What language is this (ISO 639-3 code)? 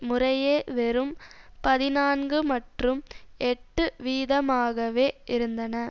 tam